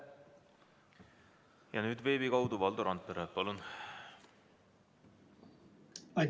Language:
Estonian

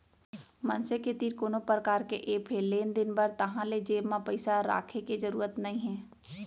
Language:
Chhattisgarhi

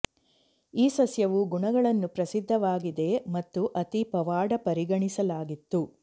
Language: Kannada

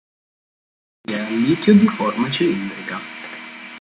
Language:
Italian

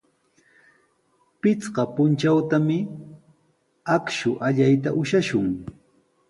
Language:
Sihuas Ancash Quechua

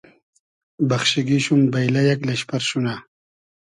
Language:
Hazaragi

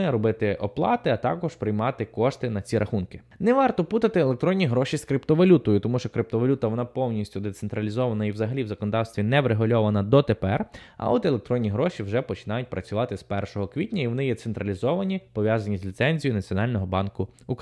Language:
Ukrainian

